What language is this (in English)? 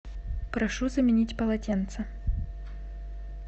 Russian